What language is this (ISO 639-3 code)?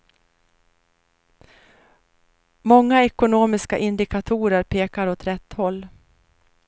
swe